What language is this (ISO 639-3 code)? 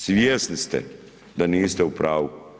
hrv